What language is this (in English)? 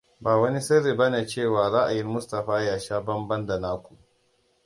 Hausa